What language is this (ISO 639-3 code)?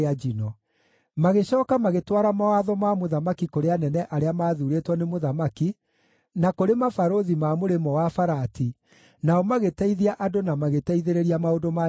kik